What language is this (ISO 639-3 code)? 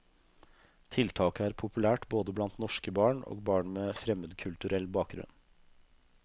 nor